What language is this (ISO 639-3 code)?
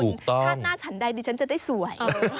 tha